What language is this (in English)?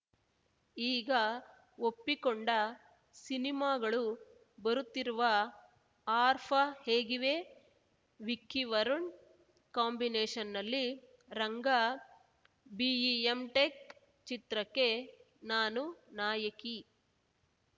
Kannada